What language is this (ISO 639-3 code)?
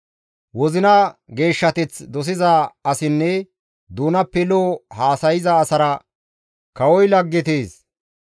gmv